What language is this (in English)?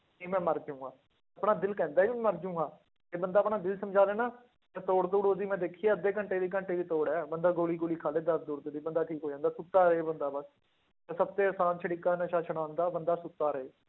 Punjabi